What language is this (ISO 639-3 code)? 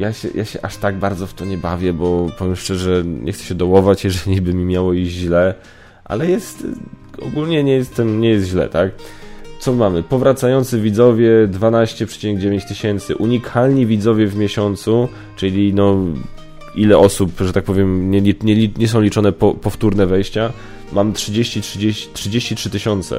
pol